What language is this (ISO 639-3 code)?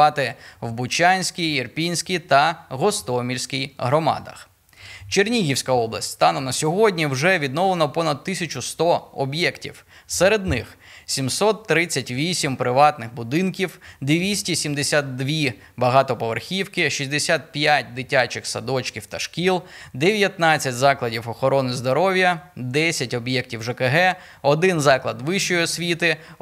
ukr